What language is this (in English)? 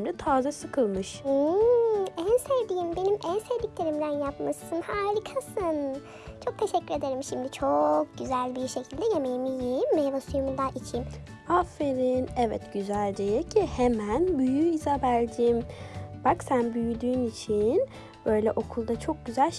Turkish